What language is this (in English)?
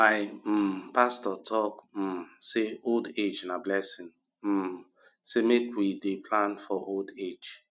Nigerian Pidgin